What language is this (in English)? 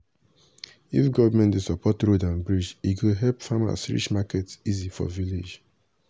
Nigerian Pidgin